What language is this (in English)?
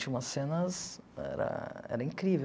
Portuguese